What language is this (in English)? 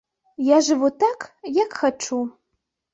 Belarusian